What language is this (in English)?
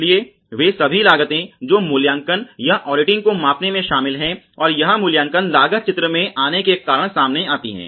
Hindi